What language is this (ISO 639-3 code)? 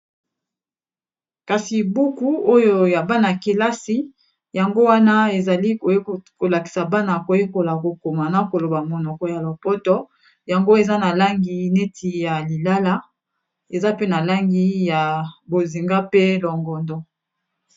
lin